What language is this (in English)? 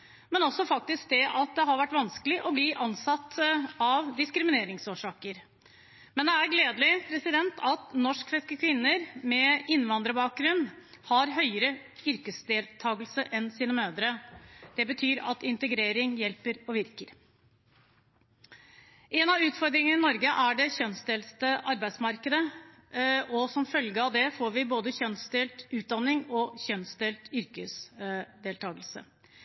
Norwegian Bokmål